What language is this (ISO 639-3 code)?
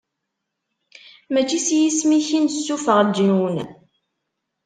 kab